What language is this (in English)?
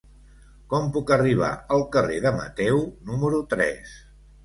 Catalan